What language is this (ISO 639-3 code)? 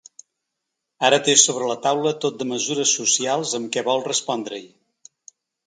cat